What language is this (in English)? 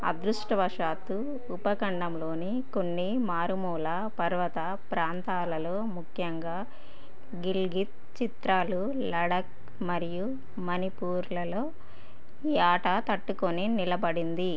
Telugu